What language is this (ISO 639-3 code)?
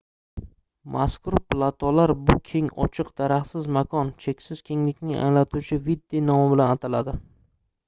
uzb